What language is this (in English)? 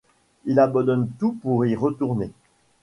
French